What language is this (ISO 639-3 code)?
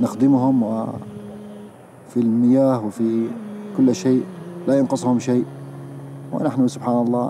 ara